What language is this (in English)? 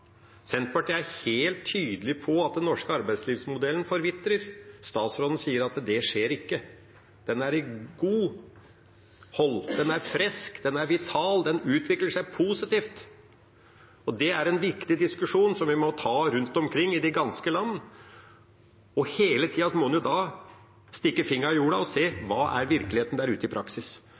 Norwegian Bokmål